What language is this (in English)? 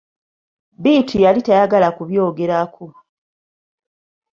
Ganda